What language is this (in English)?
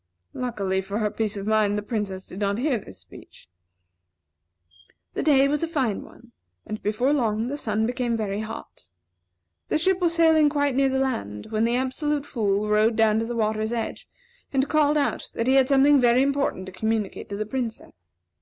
English